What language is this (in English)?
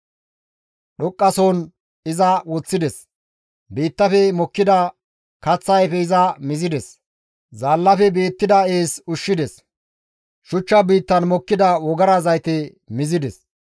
Gamo